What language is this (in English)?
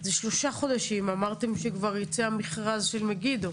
Hebrew